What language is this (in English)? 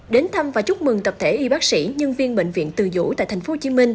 Vietnamese